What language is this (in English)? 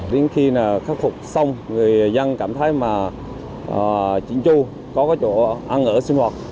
Vietnamese